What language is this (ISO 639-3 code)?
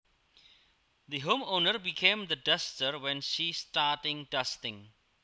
jav